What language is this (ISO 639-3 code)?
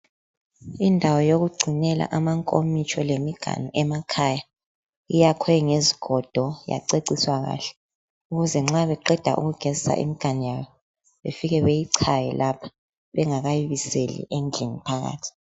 nde